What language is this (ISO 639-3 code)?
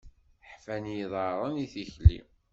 kab